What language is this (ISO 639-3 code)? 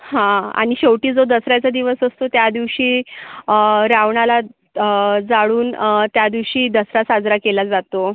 mar